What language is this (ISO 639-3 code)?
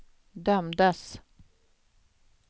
swe